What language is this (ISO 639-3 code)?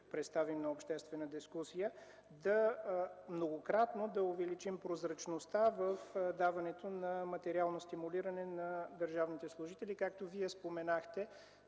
bul